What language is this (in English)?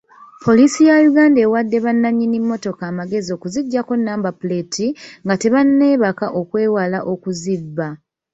Ganda